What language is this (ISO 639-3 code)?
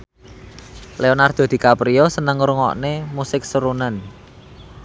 jav